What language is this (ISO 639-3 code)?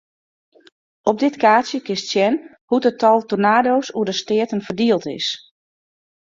fry